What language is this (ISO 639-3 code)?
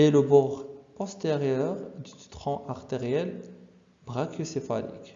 fra